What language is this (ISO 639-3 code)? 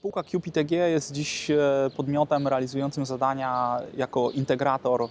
pol